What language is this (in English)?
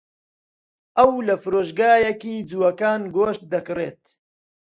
Central Kurdish